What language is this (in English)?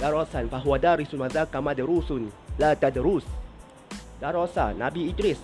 Malay